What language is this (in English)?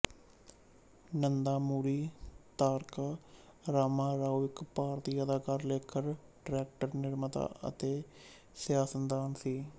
Punjabi